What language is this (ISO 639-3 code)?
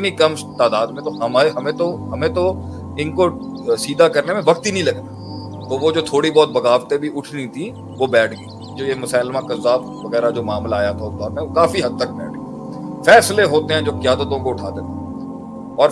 urd